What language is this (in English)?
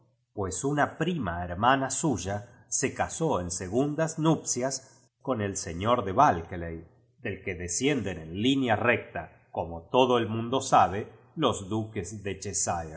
Spanish